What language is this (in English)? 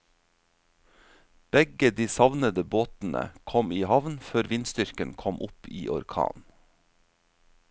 Norwegian